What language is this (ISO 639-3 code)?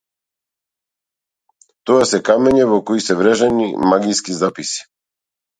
mkd